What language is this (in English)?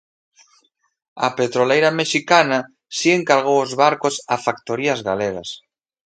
Galician